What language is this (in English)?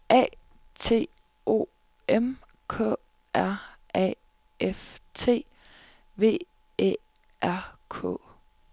Danish